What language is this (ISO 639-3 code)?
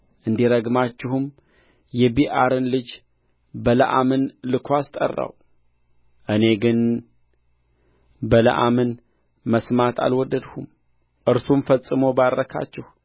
amh